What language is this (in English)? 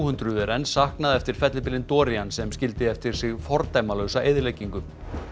Icelandic